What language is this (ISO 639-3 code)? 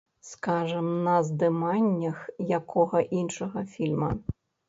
bel